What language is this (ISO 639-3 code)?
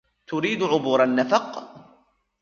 ara